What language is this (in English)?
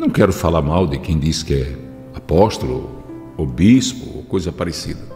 Portuguese